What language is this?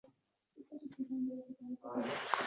Uzbek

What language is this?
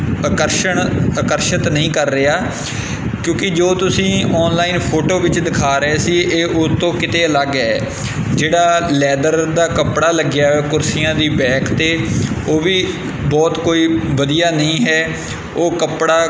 Punjabi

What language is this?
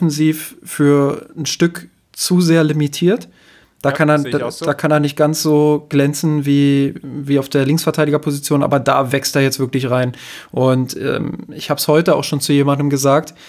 German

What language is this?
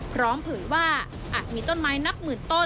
Thai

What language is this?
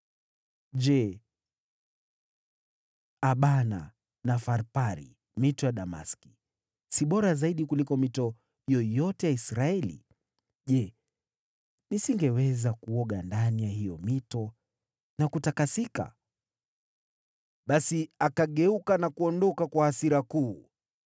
Swahili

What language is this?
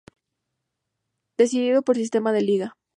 Spanish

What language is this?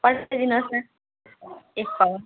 Nepali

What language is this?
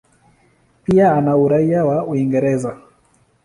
Swahili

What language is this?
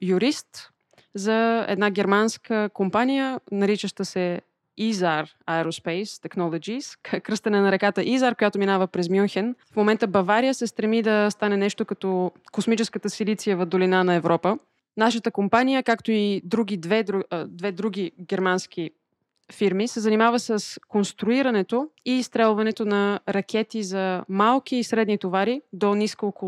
Bulgarian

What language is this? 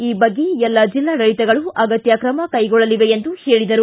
Kannada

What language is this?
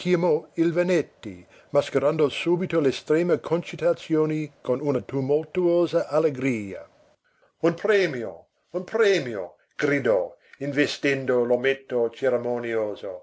Italian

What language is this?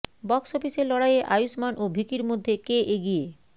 Bangla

